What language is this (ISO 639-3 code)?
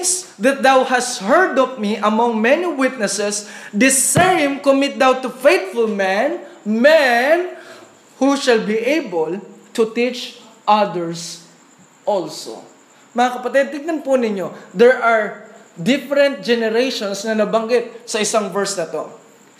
fil